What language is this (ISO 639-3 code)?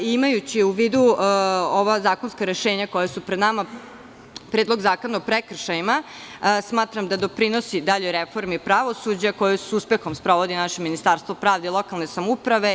srp